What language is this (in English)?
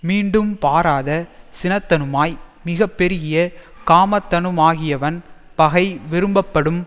Tamil